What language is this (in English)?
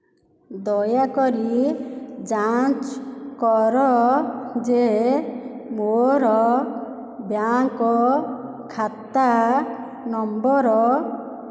Odia